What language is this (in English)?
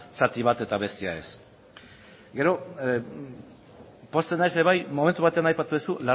Basque